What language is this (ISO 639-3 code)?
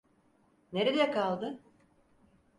tur